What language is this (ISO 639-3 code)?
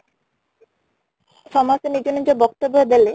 ori